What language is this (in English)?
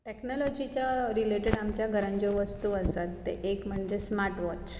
Konkani